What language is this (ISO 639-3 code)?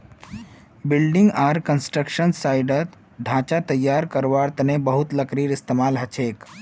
mag